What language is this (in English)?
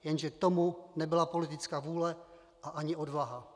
Czech